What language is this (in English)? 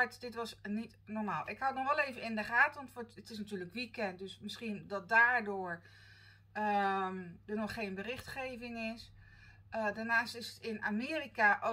Dutch